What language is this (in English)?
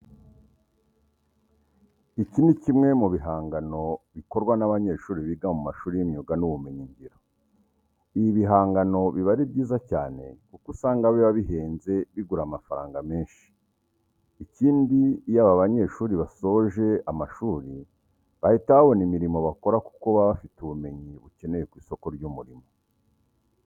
Kinyarwanda